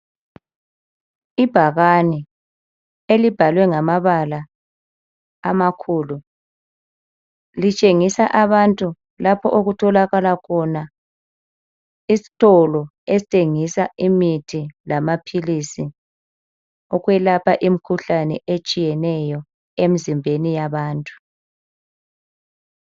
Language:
North Ndebele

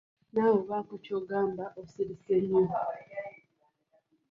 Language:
Ganda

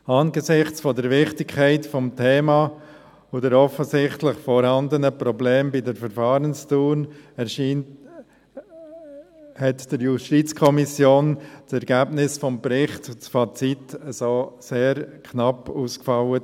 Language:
Swiss German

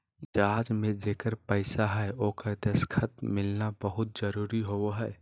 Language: Magahi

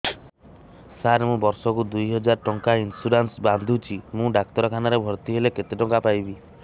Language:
Odia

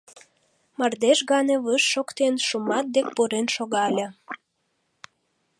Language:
Mari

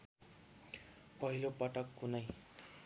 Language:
Nepali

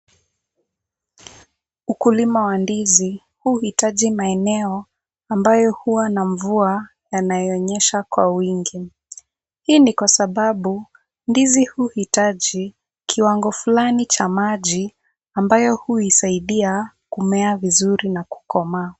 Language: Swahili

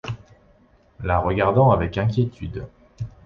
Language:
French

